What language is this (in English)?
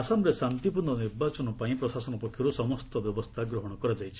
Odia